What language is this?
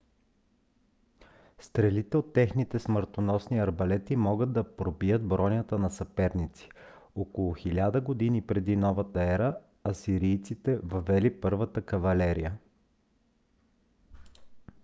Bulgarian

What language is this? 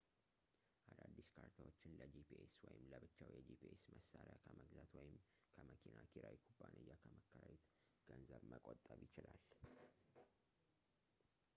Amharic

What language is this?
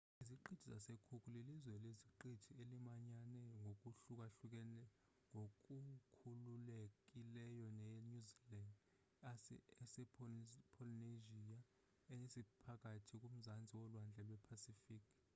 Xhosa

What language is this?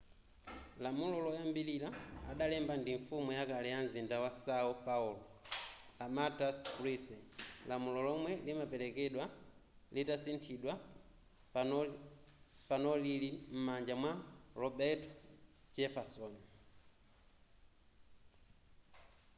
Nyanja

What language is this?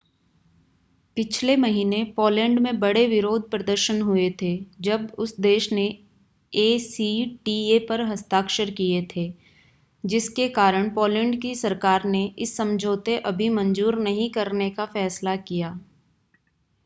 Hindi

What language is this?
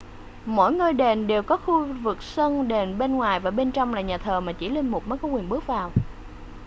Vietnamese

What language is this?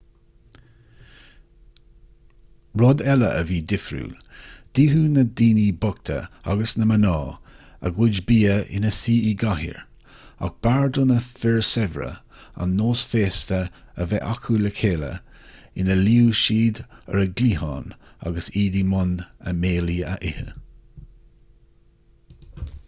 Irish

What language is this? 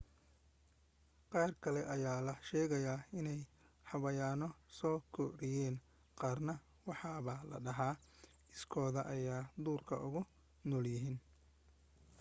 Somali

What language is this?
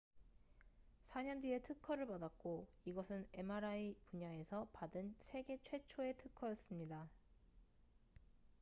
Korean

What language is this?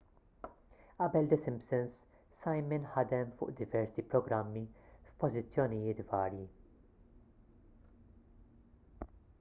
Maltese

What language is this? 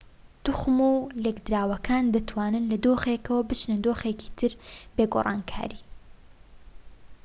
Central Kurdish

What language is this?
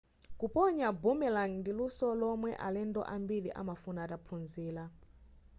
Nyanja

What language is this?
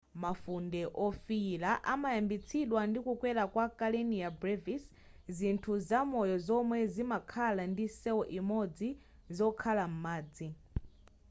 Nyanja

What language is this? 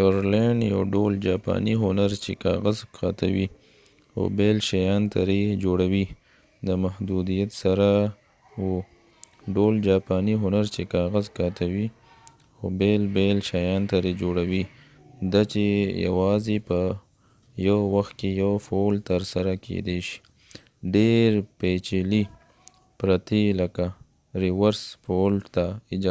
Pashto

